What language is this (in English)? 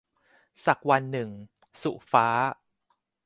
Thai